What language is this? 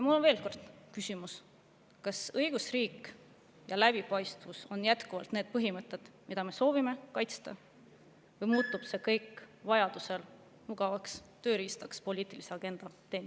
Estonian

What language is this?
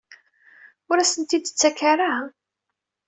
Kabyle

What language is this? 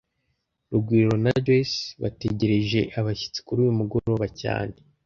Kinyarwanda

